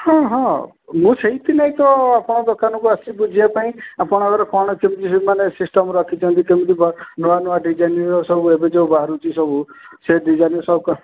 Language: Odia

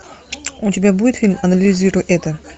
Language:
Russian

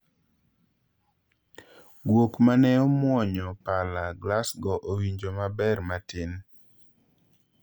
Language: Luo (Kenya and Tanzania)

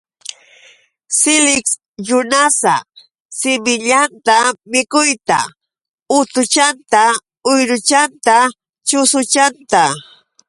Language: Yauyos Quechua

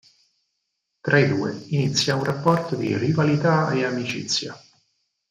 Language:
Italian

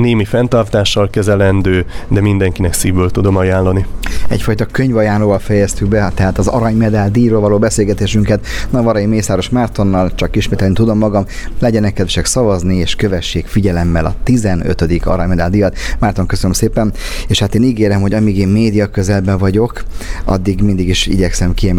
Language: Hungarian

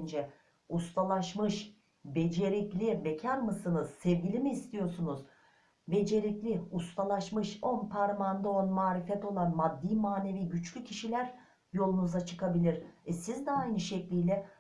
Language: Turkish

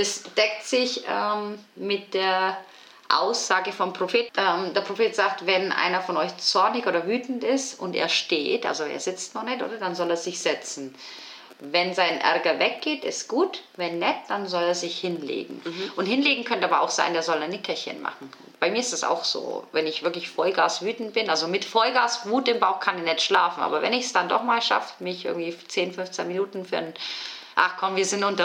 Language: German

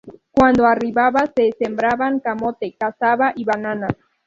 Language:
Spanish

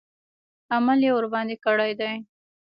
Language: Pashto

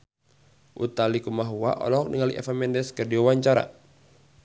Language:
Sundanese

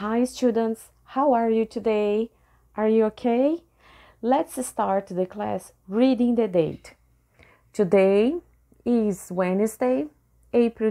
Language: English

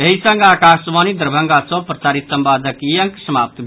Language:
Maithili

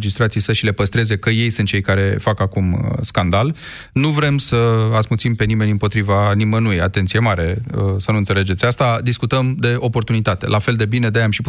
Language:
Romanian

